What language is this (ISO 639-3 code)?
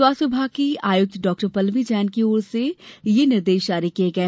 hin